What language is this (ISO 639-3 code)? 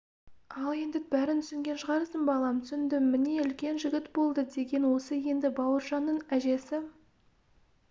kaz